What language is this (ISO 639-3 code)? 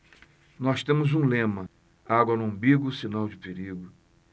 por